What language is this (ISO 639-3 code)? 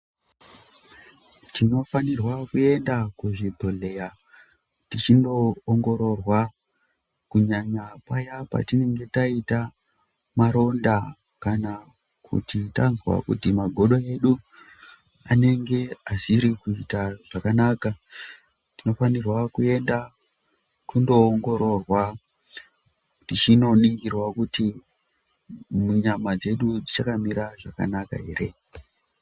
ndc